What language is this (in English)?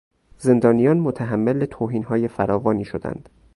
Persian